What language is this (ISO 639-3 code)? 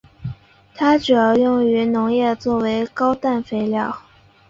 zho